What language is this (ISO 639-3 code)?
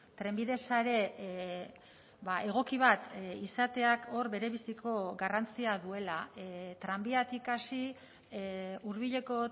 eus